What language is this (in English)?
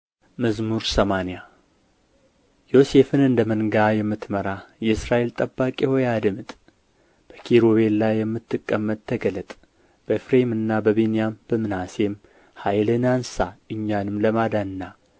Amharic